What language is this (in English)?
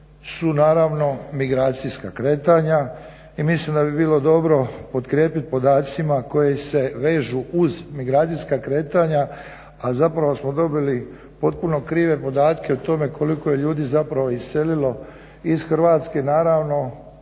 Croatian